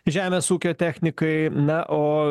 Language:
Lithuanian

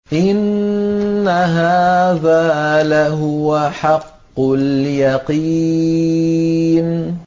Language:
Arabic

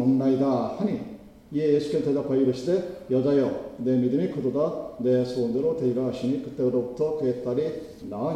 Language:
Korean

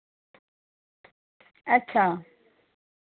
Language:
Dogri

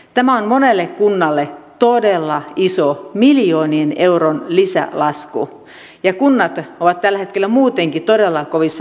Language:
Finnish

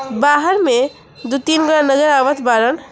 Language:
Bhojpuri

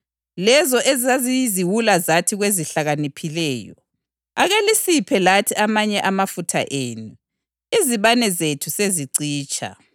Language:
North Ndebele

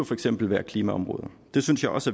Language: Danish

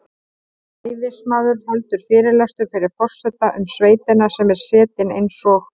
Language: Icelandic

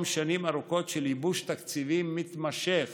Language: Hebrew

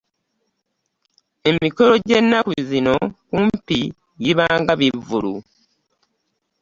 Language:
Ganda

